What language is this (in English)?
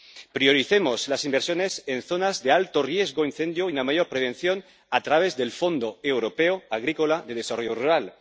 Spanish